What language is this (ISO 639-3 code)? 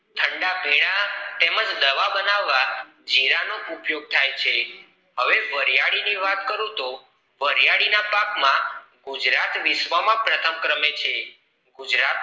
guj